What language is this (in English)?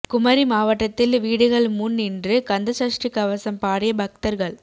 Tamil